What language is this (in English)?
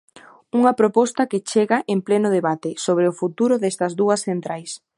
Galician